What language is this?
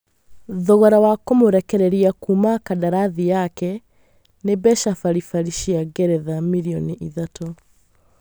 Kikuyu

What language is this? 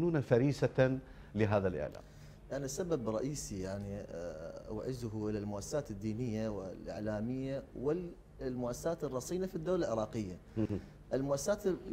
Arabic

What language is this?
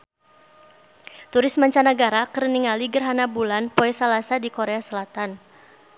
Sundanese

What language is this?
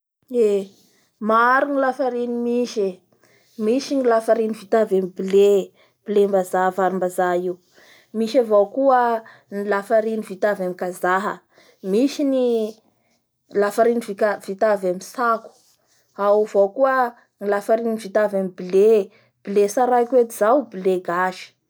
Bara Malagasy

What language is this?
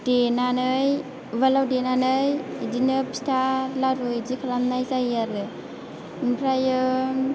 Bodo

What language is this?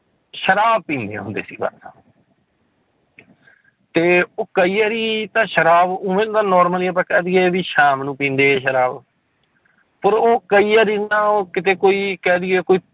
Punjabi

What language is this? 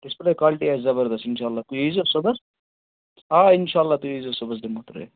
Kashmiri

